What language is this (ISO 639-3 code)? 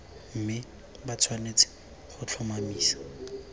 tsn